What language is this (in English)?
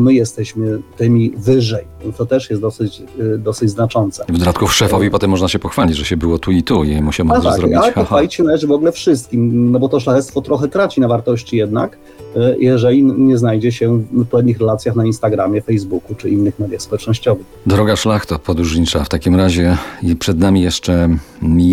Polish